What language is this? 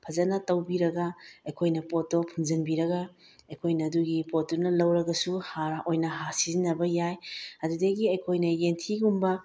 Manipuri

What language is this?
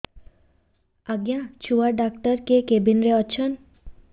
Odia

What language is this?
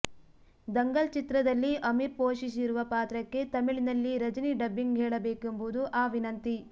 Kannada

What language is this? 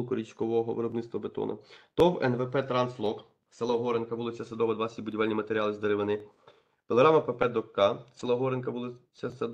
Ukrainian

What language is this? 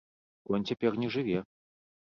Belarusian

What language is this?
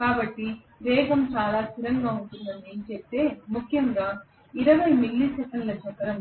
Telugu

